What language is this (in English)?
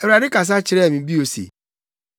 Akan